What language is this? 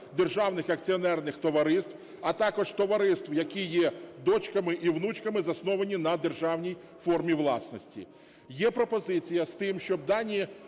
Ukrainian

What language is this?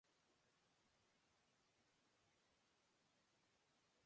Indonesian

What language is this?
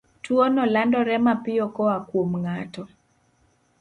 Luo (Kenya and Tanzania)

